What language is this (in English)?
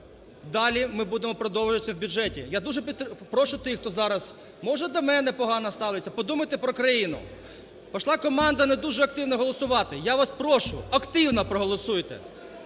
Ukrainian